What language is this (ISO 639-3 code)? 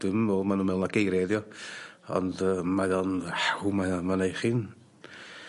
cym